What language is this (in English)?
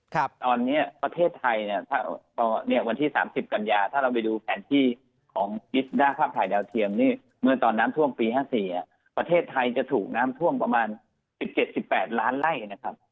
Thai